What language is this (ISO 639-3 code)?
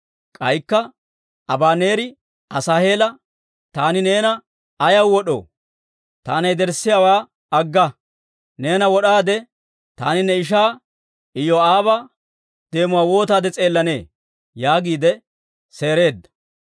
dwr